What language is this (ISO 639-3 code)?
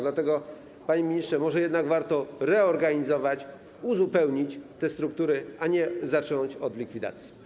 pol